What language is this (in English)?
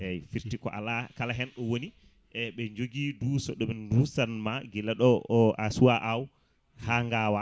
Fula